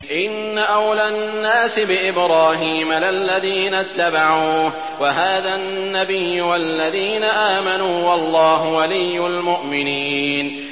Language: Arabic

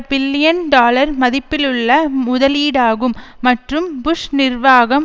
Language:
Tamil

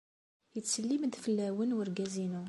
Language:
Kabyle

